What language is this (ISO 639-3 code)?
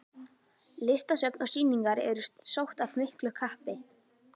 isl